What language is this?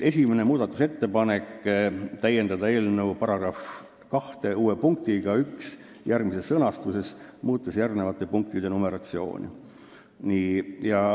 Estonian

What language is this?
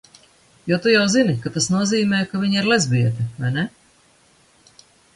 Latvian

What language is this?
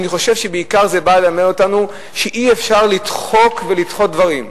Hebrew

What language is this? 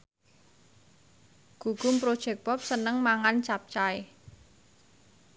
Javanese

